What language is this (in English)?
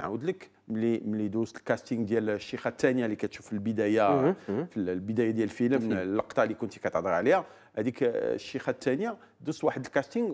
Arabic